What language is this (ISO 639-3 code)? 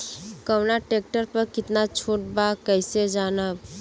bho